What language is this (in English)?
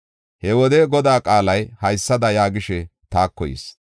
Gofa